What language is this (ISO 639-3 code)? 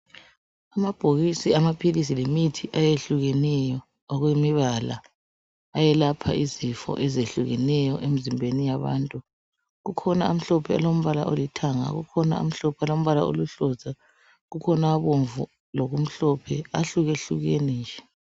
nde